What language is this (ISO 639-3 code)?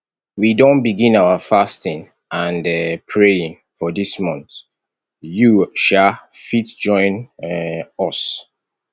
pcm